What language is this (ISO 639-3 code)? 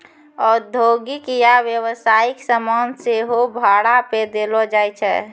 mai